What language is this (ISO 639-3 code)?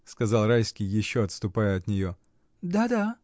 rus